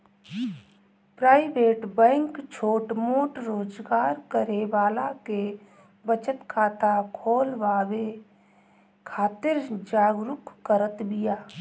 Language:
Bhojpuri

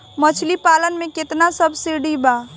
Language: Bhojpuri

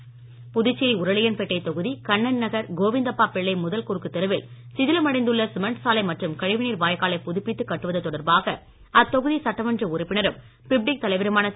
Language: Tamil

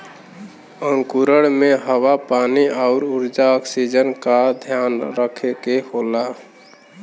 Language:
Bhojpuri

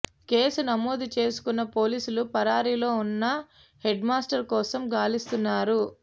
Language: Telugu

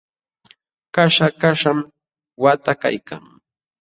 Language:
Jauja Wanca Quechua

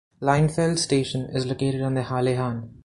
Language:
English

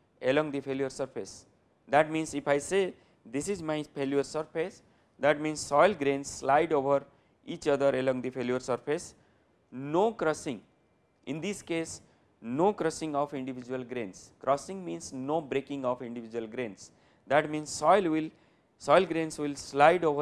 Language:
English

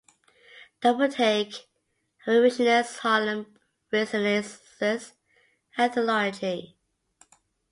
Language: English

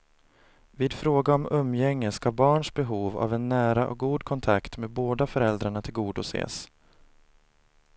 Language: Swedish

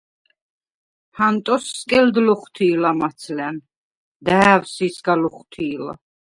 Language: Svan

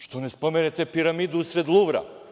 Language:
Serbian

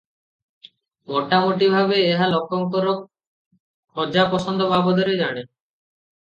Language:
Odia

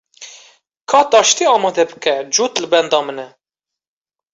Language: Kurdish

